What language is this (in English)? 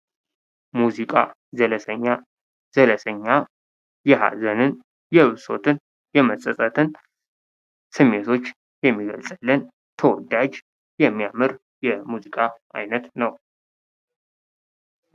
Amharic